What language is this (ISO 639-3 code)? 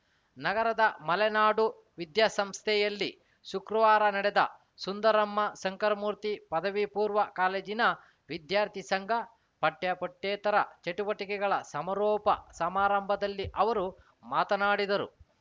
kan